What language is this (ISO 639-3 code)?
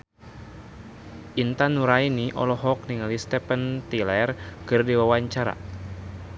sun